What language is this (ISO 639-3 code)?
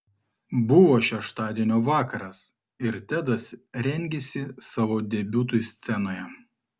lit